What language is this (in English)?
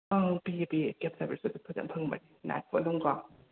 Manipuri